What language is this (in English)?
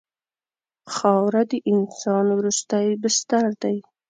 Pashto